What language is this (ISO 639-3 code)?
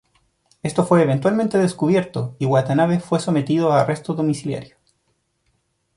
spa